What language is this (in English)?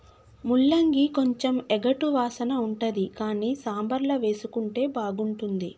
Telugu